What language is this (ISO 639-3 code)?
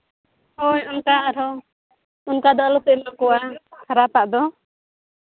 sat